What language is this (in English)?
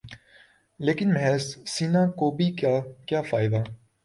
Urdu